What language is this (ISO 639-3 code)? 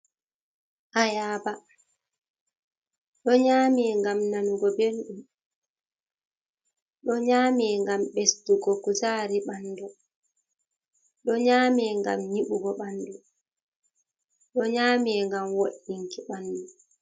ful